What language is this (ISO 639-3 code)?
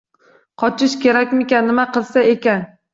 uzb